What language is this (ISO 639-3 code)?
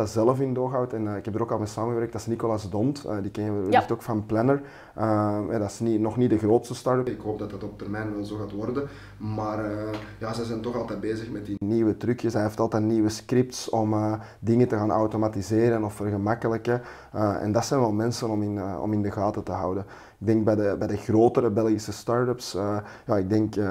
nld